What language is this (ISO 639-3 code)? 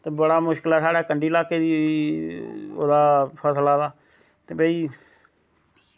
doi